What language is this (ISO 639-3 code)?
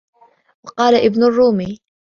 ara